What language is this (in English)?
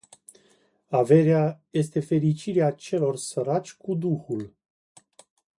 Romanian